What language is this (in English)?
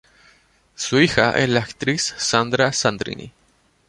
Spanish